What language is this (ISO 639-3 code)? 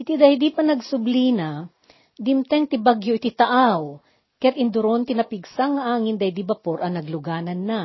fil